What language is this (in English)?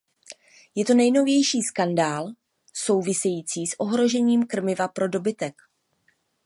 Czech